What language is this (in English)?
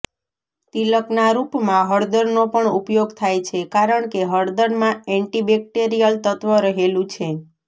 Gujarati